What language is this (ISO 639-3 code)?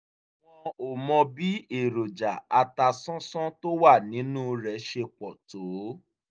yor